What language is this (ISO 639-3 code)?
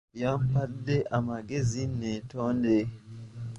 lug